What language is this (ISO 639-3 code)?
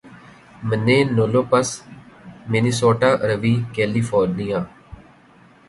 urd